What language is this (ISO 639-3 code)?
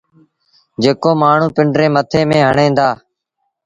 sbn